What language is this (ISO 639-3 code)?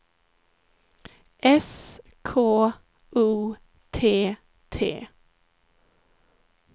swe